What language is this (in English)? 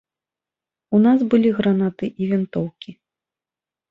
Belarusian